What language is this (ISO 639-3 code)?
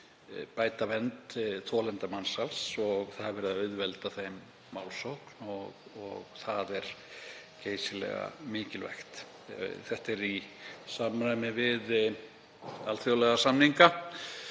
isl